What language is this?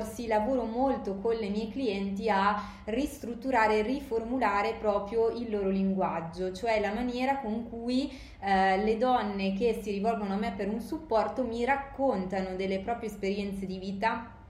Italian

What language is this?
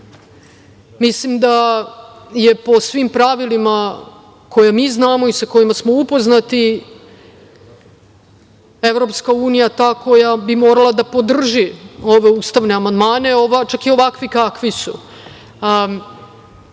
Serbian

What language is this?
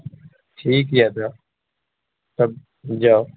Maithili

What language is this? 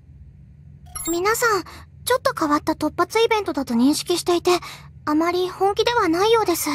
Japanese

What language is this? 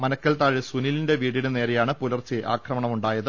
Malayalam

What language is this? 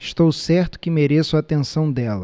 Portuguese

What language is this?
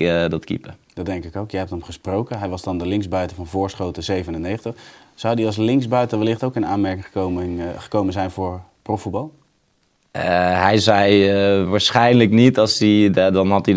Dutch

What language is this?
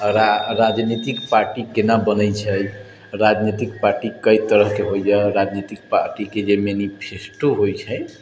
Maithili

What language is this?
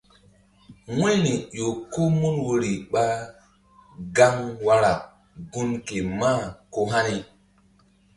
Mbum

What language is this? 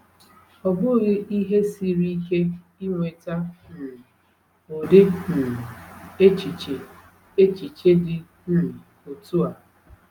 Igbo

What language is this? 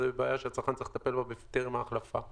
Hebrew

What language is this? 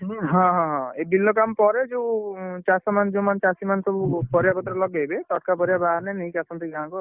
Odia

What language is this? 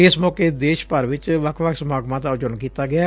Punjabi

